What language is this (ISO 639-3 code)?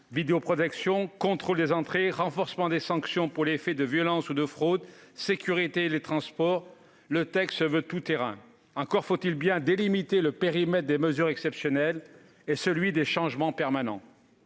fra